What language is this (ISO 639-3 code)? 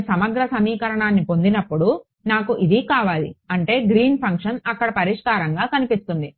tel